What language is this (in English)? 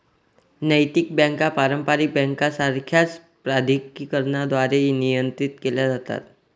Marathi